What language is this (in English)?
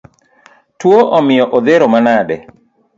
Luo (Kenya and Tanzania)